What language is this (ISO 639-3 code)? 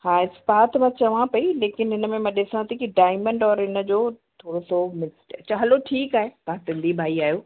snd